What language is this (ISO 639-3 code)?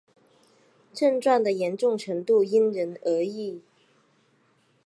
zho